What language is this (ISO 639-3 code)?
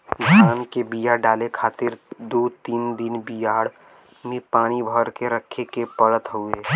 bho